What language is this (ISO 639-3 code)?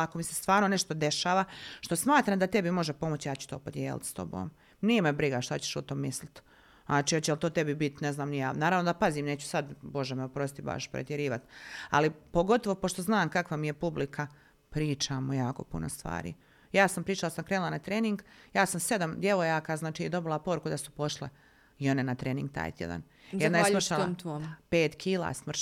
hrv